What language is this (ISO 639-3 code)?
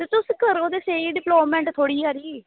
doi